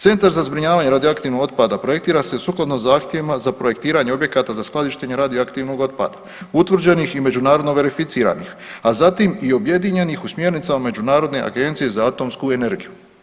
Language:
Croatian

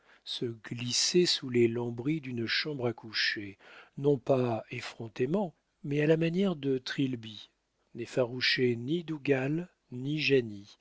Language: French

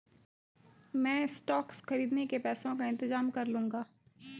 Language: Hindi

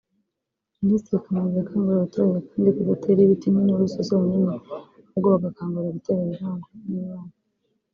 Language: Kinyarwanda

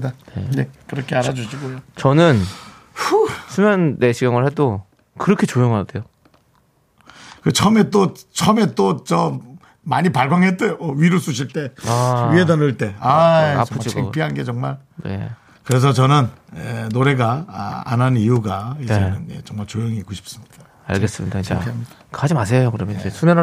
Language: Korean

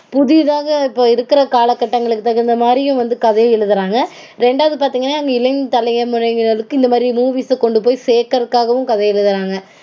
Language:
Tamil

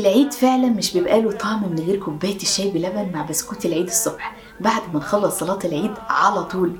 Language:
Arabic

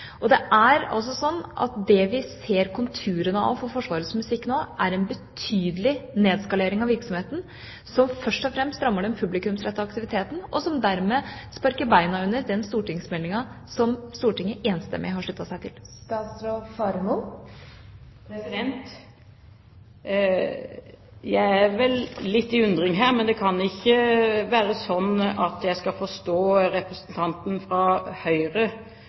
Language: Norwegian Bokmål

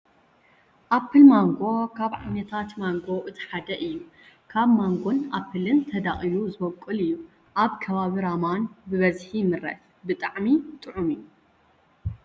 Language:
Tigrinya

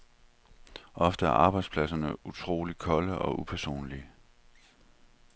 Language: Danish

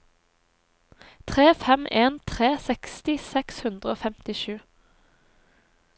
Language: Norwegian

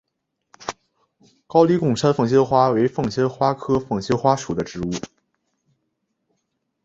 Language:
Chinese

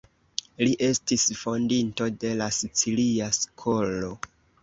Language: Esperanto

